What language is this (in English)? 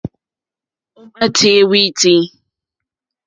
Mokpwe